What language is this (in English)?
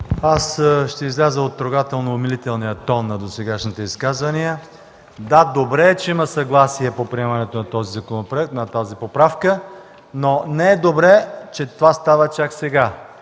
Bulgarian